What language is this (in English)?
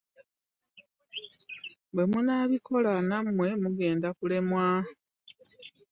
Ganda